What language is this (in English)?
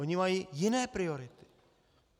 Czech